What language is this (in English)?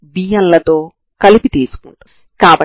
Telugu